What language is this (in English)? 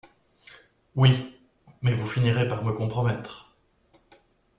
French